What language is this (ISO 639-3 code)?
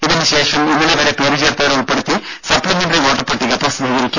mal